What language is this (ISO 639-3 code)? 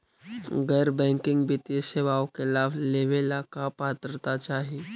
mag